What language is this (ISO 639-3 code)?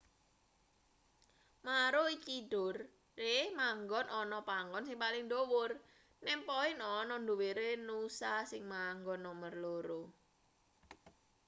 jav